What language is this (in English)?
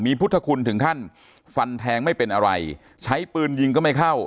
Thai